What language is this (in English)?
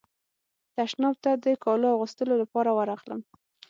Pashto